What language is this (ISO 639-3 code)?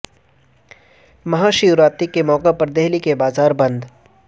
urd